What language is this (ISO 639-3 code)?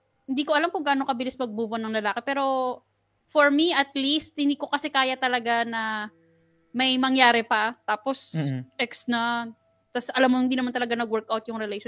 fil